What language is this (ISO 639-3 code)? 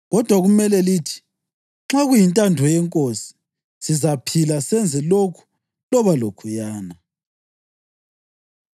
nde